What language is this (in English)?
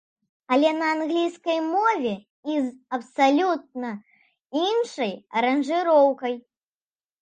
Belarusian